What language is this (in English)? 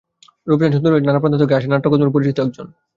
Bangla